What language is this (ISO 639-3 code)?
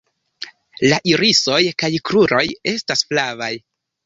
epo